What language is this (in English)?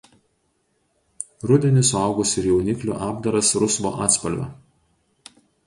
Lithuanian